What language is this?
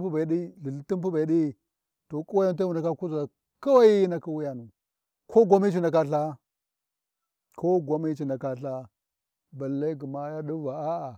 Warji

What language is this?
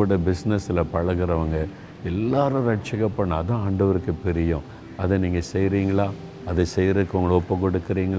Tamil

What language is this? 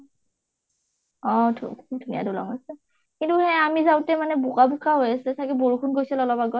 Assamese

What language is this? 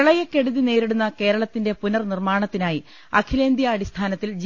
Malayalam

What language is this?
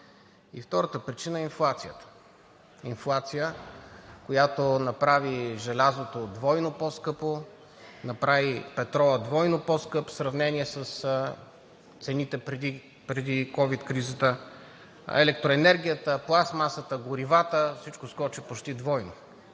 Bulgarian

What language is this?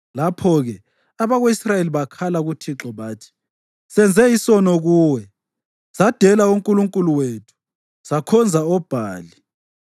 North Ndebele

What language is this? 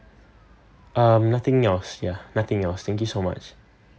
English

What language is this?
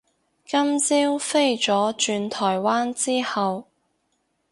Cantonese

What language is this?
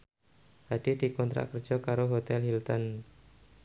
Javanese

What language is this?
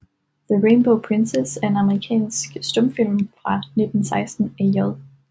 Danish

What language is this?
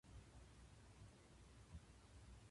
Japanese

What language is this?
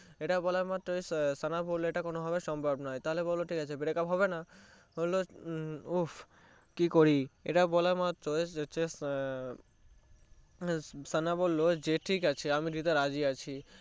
Bangla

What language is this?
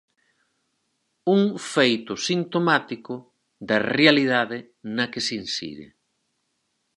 Galician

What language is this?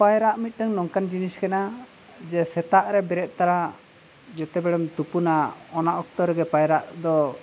Santali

